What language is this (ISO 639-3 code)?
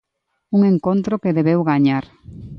glg